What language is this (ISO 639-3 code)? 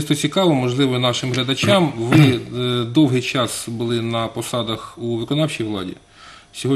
ukr